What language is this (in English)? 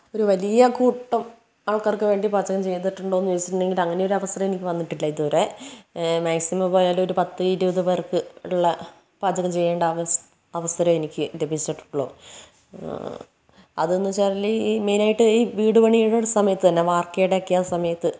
Malayalam